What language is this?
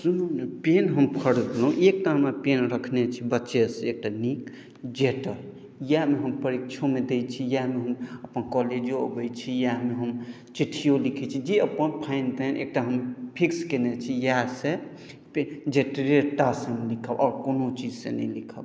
Maithili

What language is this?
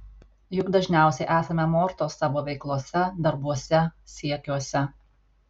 Lithuanian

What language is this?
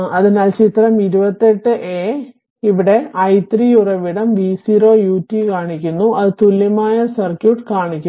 Malayalam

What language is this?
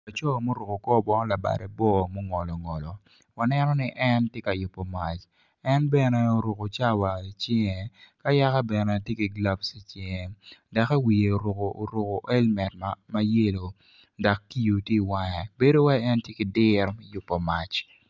Acoli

